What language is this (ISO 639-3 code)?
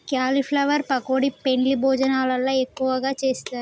tel